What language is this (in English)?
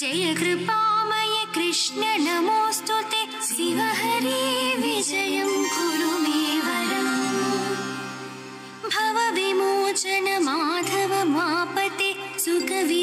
Kannada